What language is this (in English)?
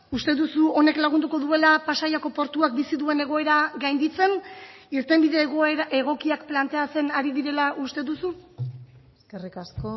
Basque